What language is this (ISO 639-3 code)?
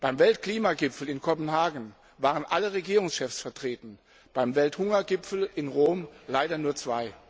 deu